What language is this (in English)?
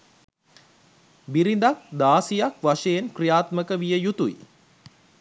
Sinhala